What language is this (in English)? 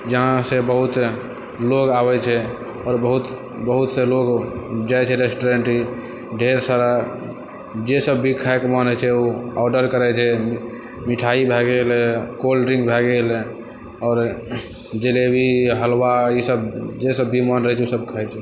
Maithili